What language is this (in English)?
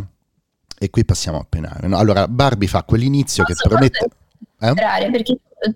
Italian